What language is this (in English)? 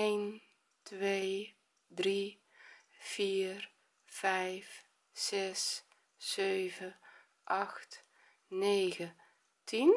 Dutch